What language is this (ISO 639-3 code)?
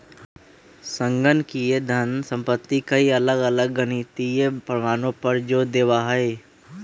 mag